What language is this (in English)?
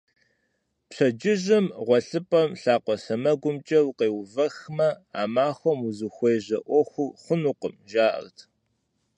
Kabardian